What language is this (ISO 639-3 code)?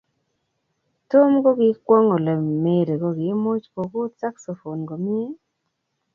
kln